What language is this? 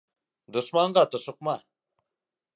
Bashkir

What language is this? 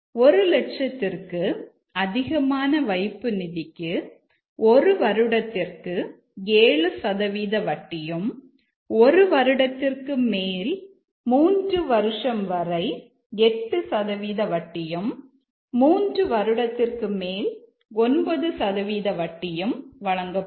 Tamil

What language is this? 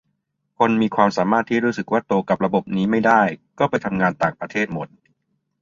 Thai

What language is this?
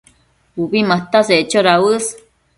Matsés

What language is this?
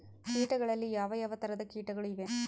Kannada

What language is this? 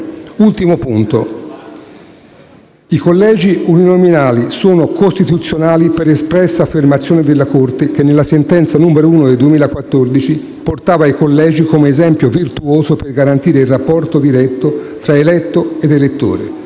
Italian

